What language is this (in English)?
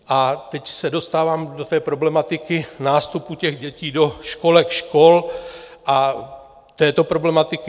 Czech